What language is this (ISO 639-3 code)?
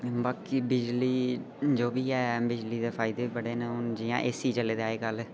doi